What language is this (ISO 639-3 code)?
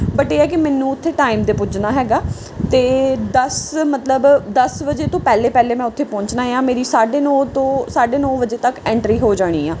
pan